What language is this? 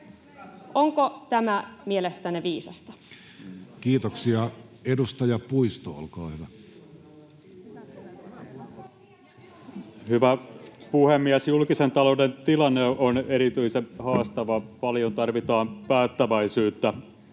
Finnish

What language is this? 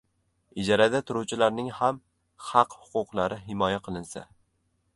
Uzbek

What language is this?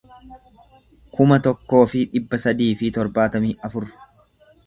Oromo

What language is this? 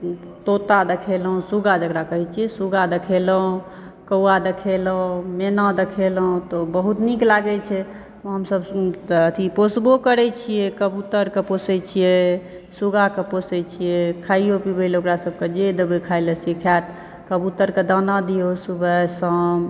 Maithili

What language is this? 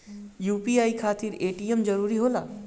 Bhojpuri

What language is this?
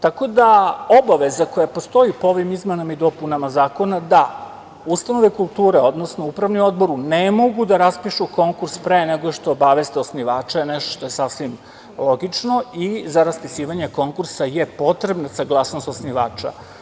Serbian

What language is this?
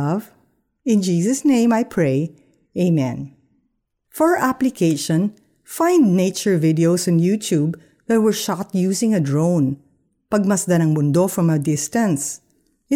Filipino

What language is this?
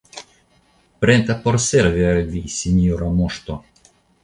Esperanto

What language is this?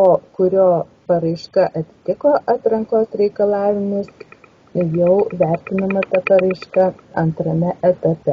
Lithuanian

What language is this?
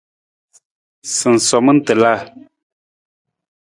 Nawdm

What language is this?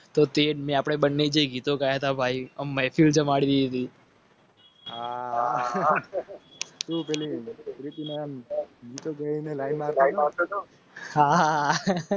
Gujarati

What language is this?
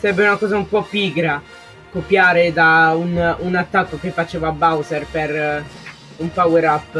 Italian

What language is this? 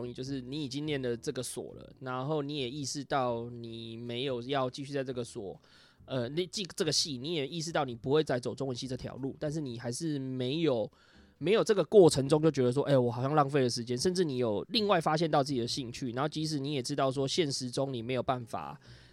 Chinese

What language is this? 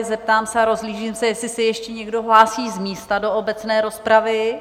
Czech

